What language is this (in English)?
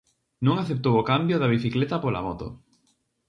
Galician